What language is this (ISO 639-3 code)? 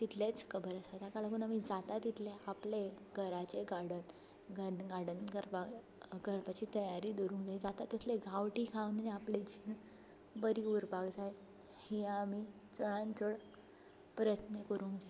kok